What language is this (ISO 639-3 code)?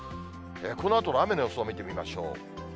jpn